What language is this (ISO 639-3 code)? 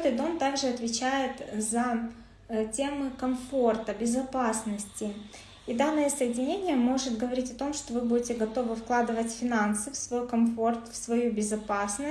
rus